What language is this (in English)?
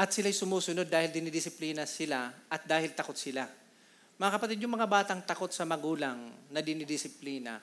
Filipino